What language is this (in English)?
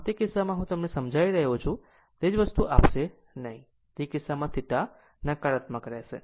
Gujarati